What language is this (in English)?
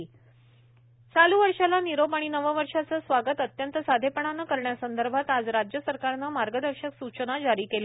Marathi